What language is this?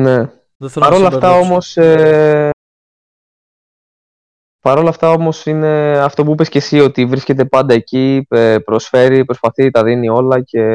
Greek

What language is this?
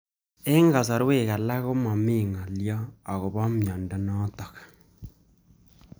Kalenjin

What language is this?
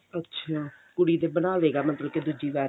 Punjabi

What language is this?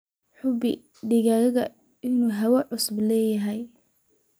Somali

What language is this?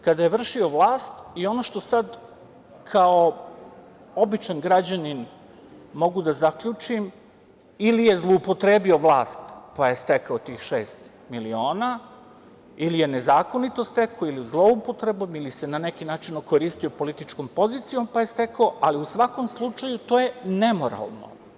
Serbian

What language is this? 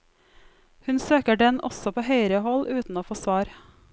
Norwegian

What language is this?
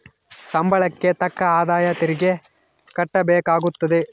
Kannada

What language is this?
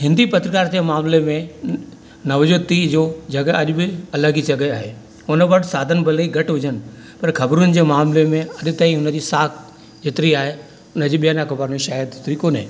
Sindhi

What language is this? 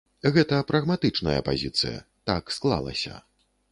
Belarusian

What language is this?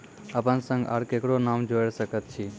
Maithili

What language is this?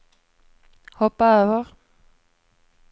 Swedish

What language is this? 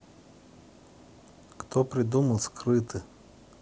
Russian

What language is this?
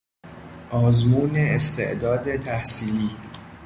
Persian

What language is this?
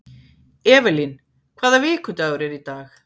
Icelandic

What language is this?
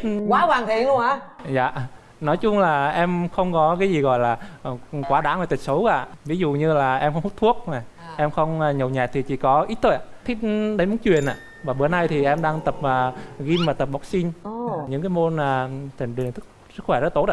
Vietnamese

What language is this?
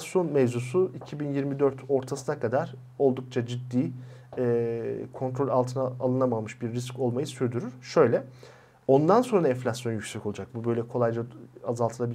Turkish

